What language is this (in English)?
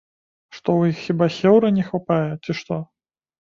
Belarusian